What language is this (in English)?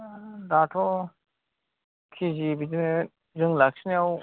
Bodo